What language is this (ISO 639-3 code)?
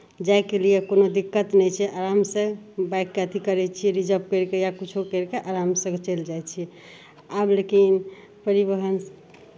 mai